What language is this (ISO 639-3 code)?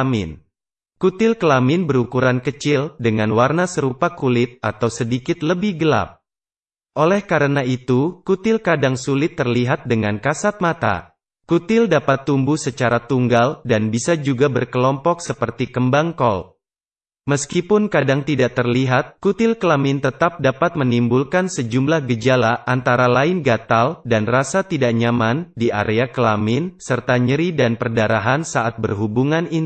ind